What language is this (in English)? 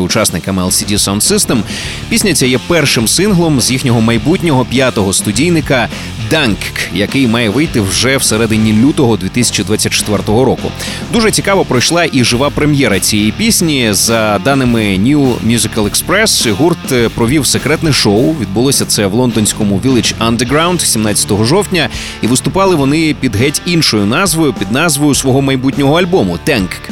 Ukrainian